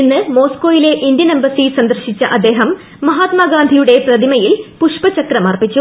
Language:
Malayalam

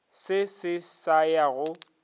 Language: Northern Sotho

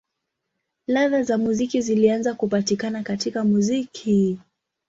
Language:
Swahili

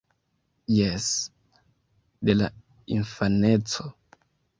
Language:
Esperanto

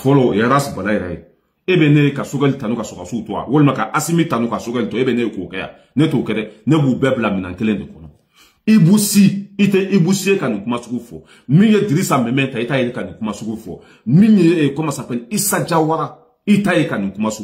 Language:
French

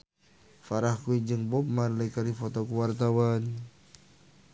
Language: Sundanese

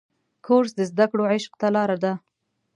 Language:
Pashto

